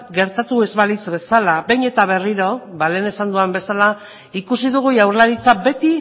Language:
Basque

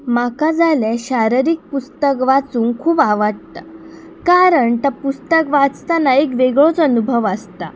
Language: Konkani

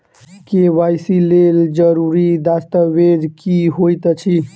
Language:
Maithili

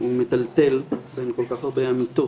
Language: Hebrew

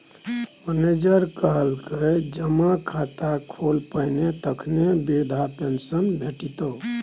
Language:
Maithili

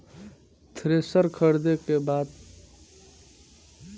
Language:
Bhojpuri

